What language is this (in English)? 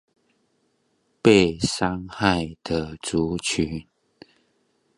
Chinese